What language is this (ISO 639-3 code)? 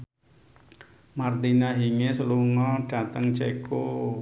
jav